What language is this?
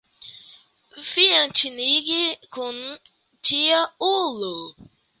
Esperanto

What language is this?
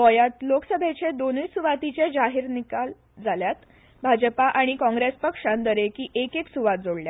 Konkani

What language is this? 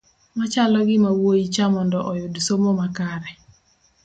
Luo (Kenya and Tanzania)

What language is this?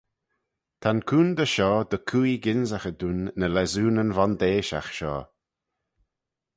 Manx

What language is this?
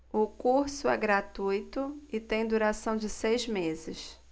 Portuguese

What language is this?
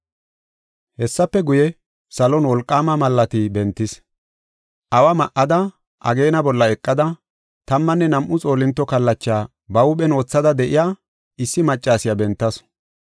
Gofa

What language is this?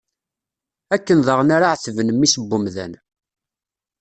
Kabyle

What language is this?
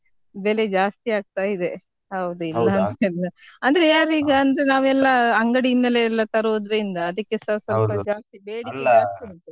Kannada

